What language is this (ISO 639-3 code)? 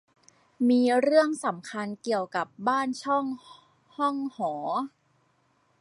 tha